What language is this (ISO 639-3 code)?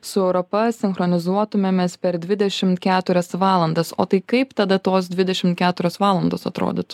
lit